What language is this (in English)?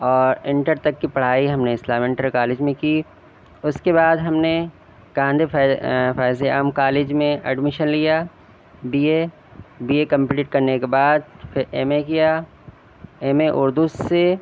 Urdu